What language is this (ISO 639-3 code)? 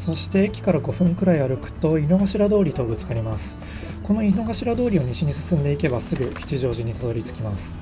jpn